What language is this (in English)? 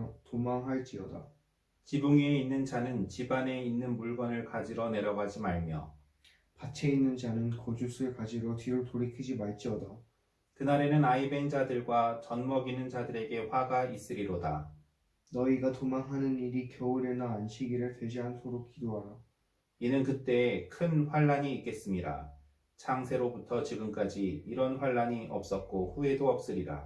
Korean